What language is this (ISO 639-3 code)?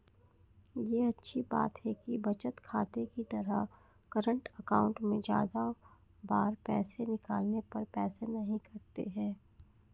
hin